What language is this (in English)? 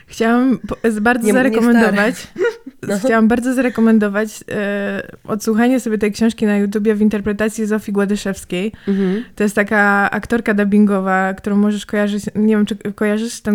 Polish